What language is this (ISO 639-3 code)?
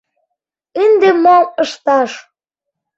chm